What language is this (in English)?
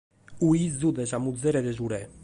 Sardinian